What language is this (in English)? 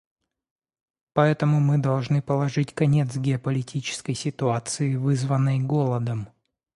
Russian